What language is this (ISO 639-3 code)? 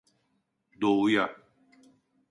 tur